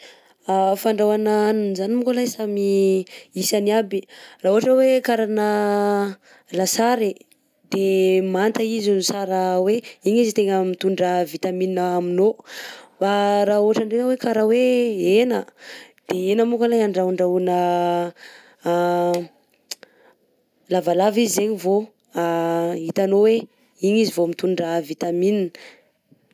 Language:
Southern Betsimisaraka Malagasy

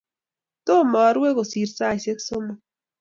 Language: Kalenjin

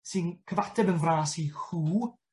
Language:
Welsh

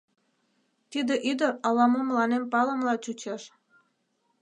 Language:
Mari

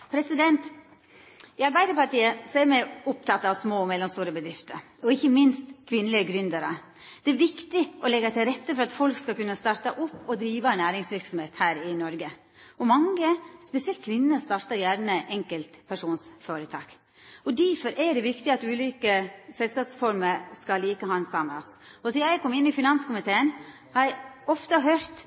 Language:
Norwegian Nynorsk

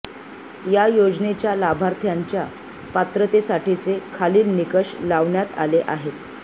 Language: Marathi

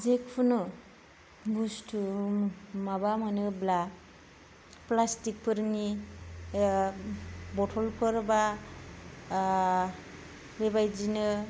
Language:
Bodo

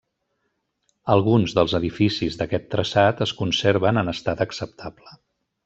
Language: Catalan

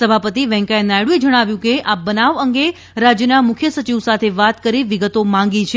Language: Gujarati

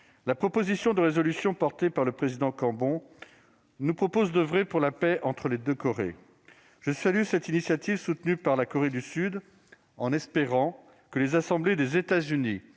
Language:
French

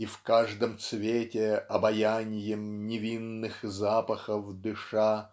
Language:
Russian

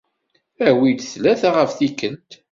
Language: Kabyle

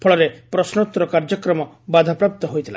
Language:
Odia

